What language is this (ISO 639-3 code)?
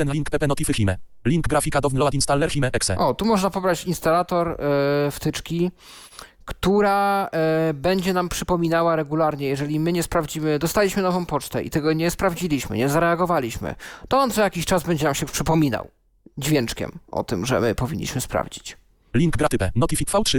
pol